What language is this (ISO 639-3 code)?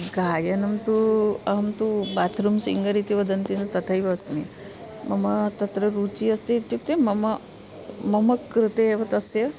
san